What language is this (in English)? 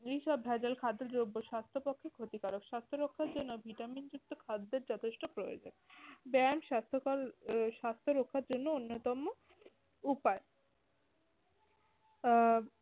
Bangla